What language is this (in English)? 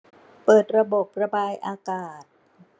Thai